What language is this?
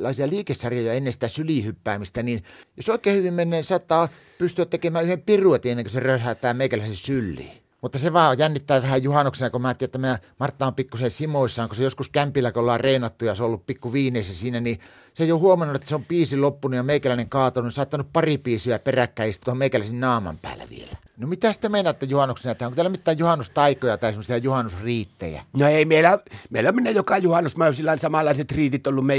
Finnish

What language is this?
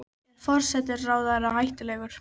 Icelandic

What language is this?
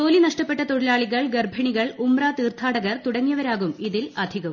Malayalam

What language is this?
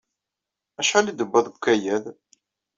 Kabyle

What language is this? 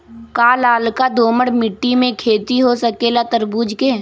Magahi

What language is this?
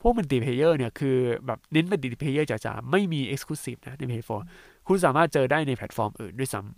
Thai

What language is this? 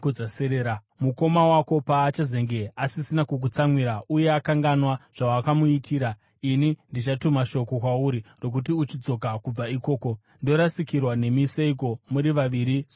Shona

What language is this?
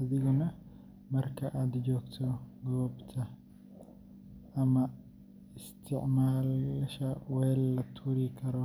Somali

